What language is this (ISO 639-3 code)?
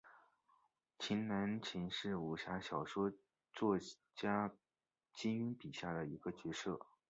zho